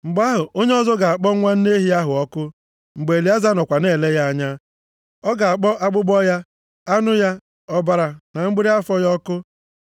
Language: Igbo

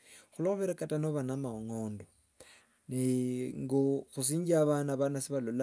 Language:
Wanga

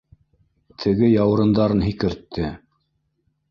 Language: Bashkir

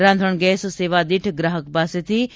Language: Gujarati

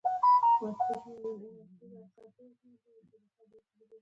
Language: Pashto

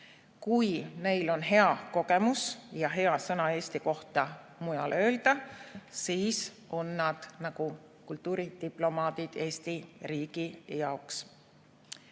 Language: Estonian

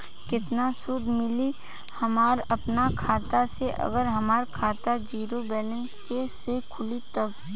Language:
Bhojpuri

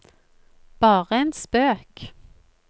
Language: Norwegian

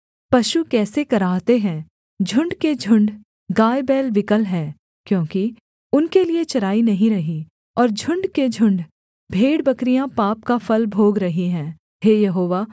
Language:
Hindi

